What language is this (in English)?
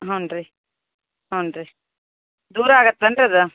Kannada